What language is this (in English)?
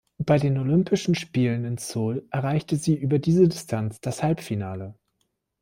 German